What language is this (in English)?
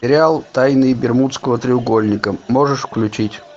Russian